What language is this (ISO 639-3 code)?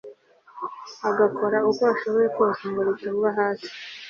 kin